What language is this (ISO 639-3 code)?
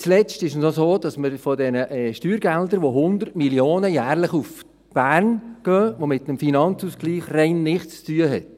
gsw